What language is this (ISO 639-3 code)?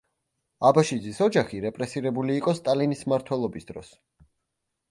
kat